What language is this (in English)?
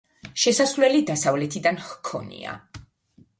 Georgian